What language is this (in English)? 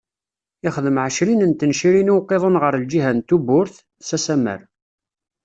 Kabyle